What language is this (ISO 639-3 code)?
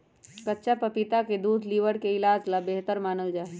mag